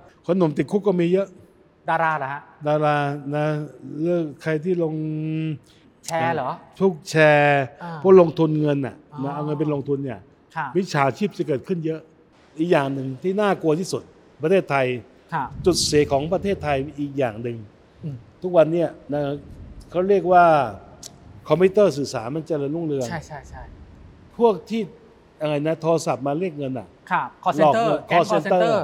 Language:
Thai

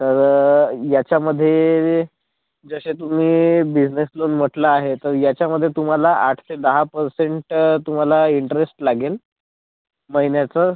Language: Marathi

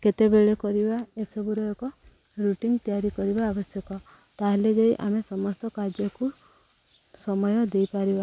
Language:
Odia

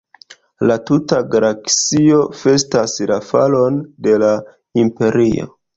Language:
Esperanto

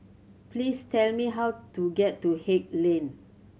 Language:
English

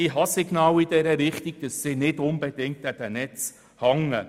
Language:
Swiss German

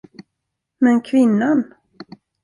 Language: Swedish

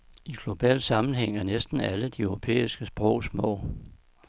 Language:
Danish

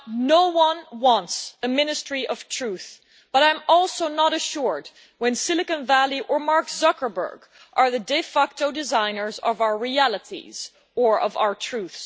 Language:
English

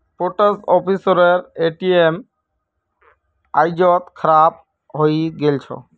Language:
Magahi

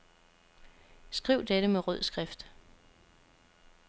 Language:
Danish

